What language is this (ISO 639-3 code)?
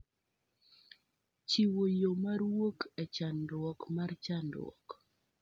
luo